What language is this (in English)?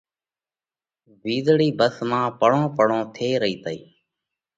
Parkari Koli